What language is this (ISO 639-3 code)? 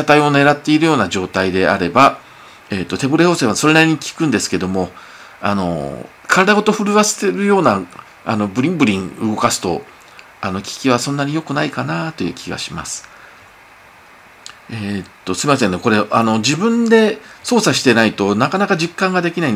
jpn